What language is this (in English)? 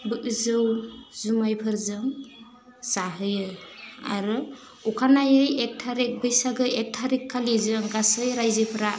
Bodo